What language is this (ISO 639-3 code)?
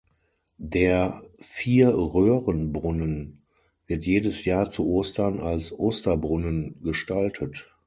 deu